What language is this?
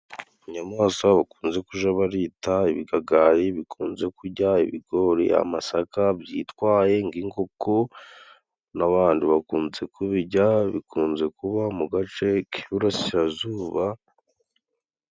Kinyarwanda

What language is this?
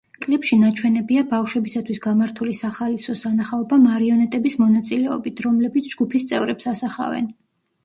Georgian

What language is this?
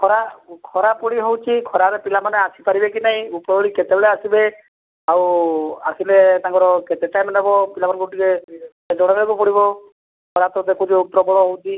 Odia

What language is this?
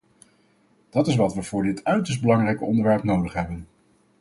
Dutch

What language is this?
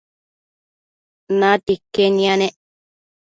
Matsés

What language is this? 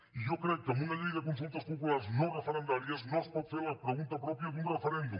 Catalan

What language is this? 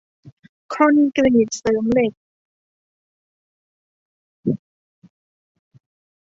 Thai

